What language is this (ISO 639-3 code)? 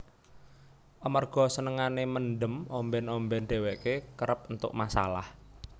jav